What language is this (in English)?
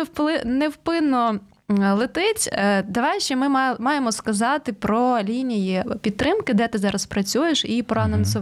Ukrainian